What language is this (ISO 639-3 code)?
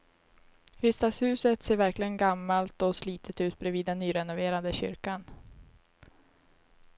swe